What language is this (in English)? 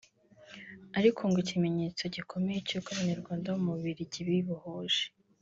Kinyarwanda